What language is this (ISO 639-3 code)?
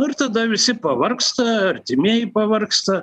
lit